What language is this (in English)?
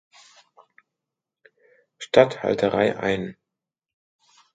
German